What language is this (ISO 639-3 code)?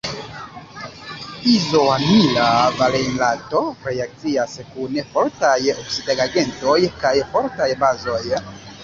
epo